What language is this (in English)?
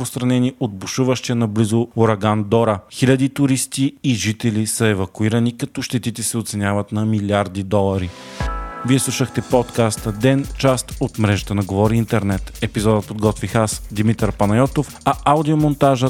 Bulgarian